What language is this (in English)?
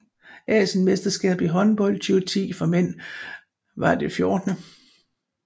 Danish